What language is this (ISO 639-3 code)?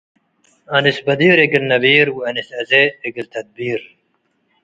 tig